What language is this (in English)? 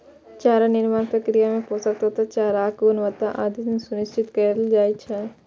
Maithili